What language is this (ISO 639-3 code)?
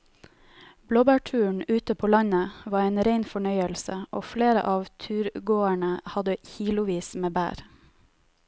nor